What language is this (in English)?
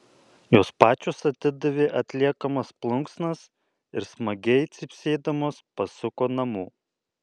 Lithuanian